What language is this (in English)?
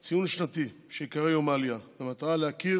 Hebrew